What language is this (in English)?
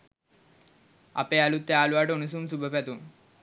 Sinhala